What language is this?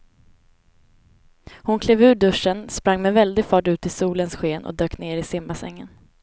Swedish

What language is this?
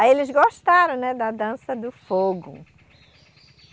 Portuguese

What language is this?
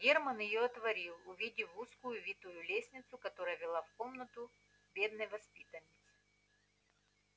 Russian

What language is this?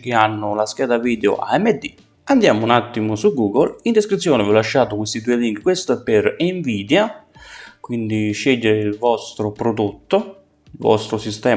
Italian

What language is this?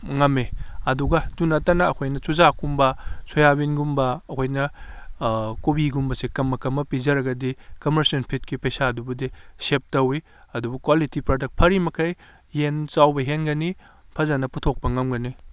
Manipuri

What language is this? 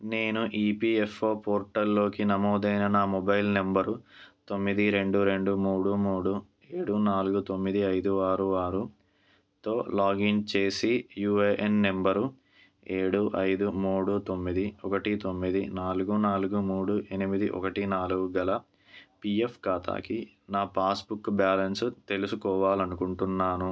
Telugu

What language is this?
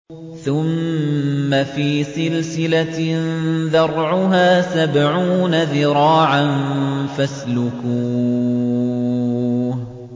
Arabic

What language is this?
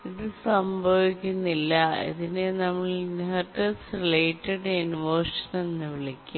Malayalam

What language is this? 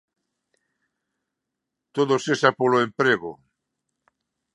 Galician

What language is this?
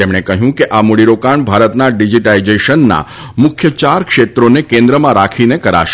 Gujarati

